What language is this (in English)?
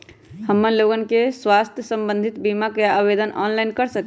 Magahi